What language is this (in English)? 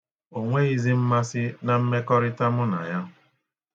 Igbo